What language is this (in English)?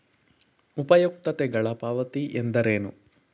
Kannada